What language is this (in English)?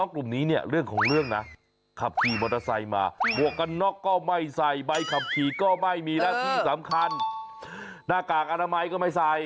Thai